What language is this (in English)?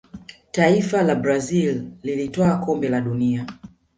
Swahili